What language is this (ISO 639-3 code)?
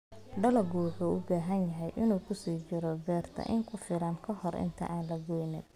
som